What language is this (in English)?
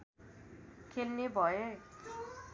Nepali